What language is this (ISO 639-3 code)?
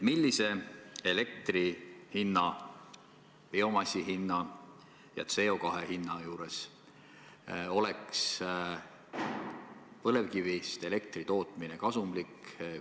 est